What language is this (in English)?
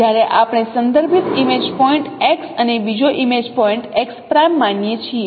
Gujarati